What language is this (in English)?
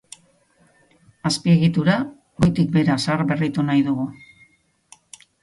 Basque